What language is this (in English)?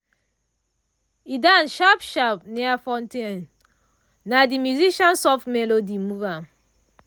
Nigerian Pidgin